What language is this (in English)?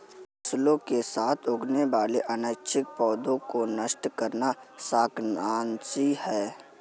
Hindi